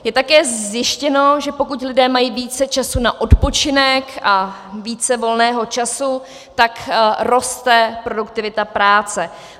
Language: Czech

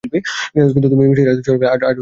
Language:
Bangla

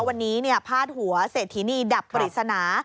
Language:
Thai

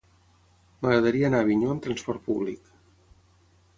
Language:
Catalan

